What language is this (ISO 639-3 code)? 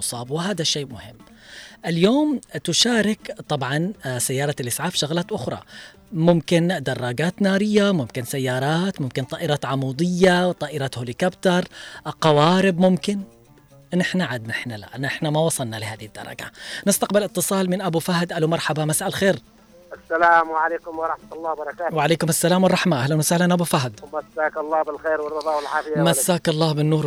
ara